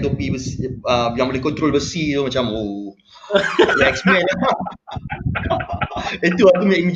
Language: Malay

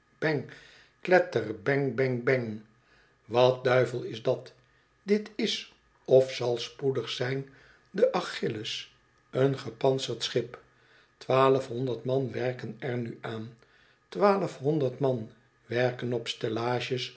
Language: Dutch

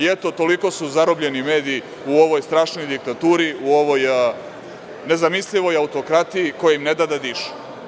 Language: Serbian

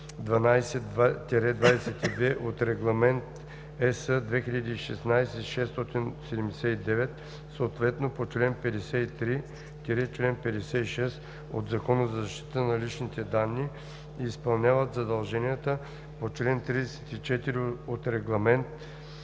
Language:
Bulgarian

